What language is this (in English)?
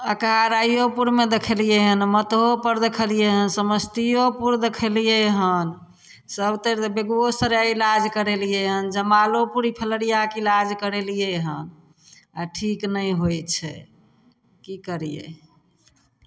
Maithili